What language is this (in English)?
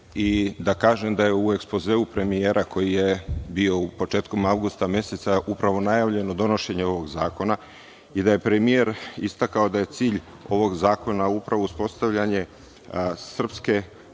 Serbian